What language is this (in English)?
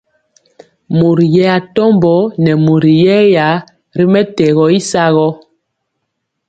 Mpiemo